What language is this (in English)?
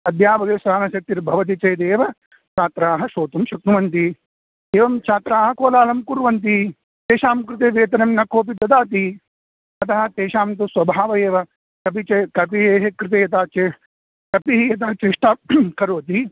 Sanskrit